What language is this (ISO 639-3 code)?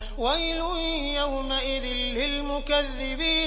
ara